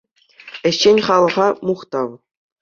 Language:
Chuvash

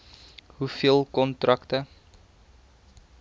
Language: Afrikaans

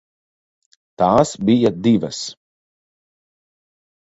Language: Latvian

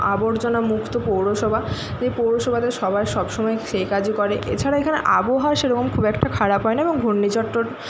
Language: Bangla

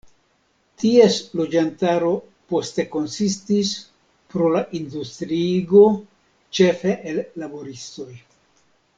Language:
Esperanto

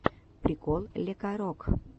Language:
Russian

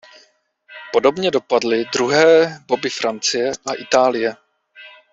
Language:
Czech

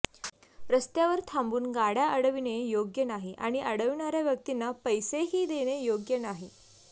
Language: Marathi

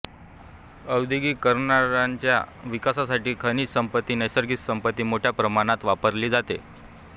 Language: Marathi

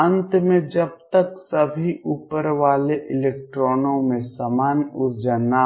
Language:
Hindi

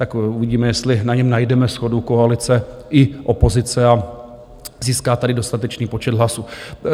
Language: Czech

